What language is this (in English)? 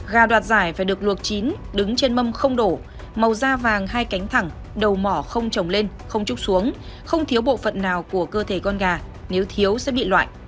Vietnamese